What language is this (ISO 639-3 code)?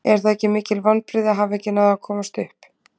isl